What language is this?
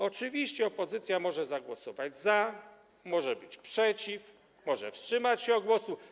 Polish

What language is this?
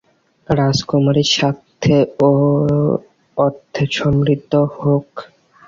Bangla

